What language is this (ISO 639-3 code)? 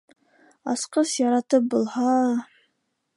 bak